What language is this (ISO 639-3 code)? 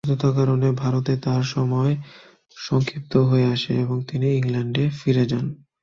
ben